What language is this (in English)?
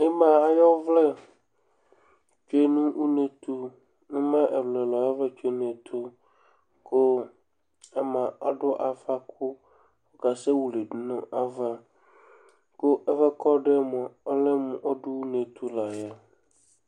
Ikposo